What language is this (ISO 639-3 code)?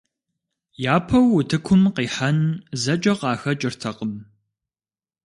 kbd